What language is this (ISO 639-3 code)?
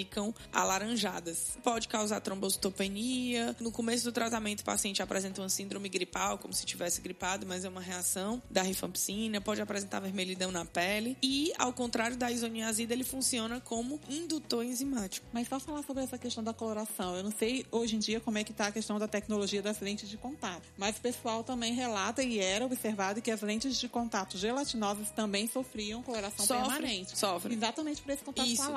por